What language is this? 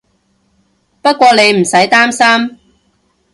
Cantonese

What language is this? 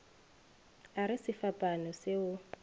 Northern Sotho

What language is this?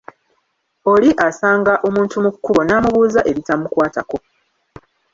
Ganda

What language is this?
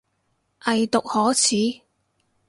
Cantonese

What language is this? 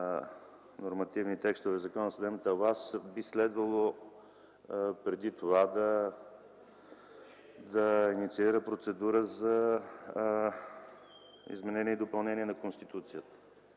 Bulgarian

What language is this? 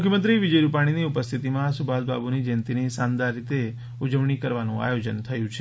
Gujarati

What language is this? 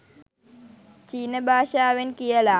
Sinhala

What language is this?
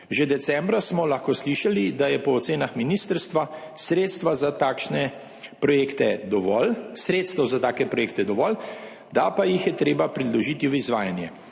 Slovenian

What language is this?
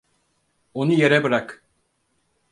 Turkish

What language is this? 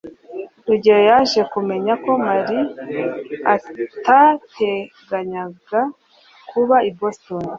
Kinyarwanda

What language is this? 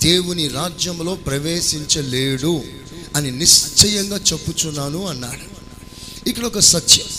Telugu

